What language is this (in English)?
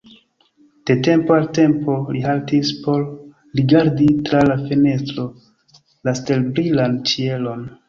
Esperanto